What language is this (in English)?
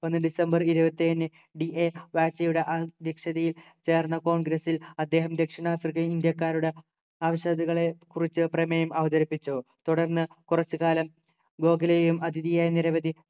Malayalam